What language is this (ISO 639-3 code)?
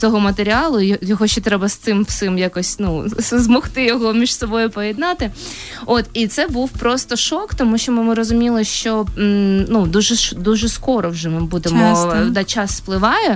ukr